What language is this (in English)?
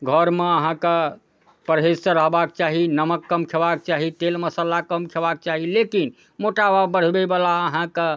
Maithili